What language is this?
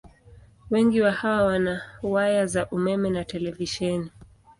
Swahili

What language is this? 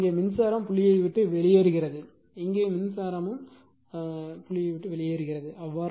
Tamil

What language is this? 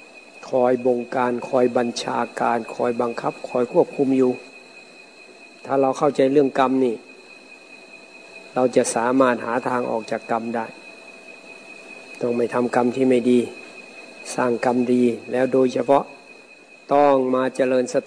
Thai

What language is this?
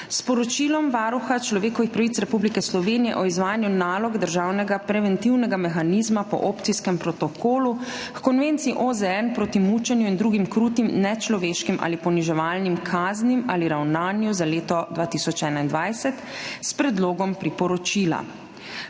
Slovenian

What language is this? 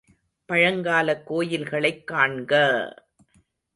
Tamil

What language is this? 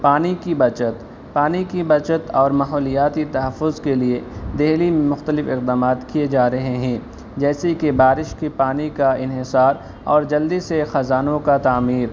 Urdu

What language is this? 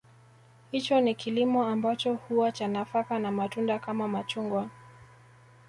Swahili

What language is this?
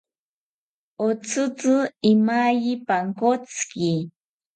South Ucayali Ashéninka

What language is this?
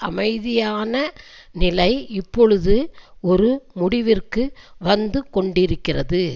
Tamil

